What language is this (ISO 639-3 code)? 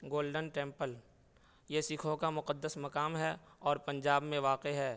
urd